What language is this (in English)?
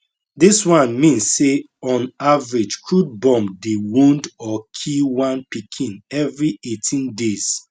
Nigerian Pidgin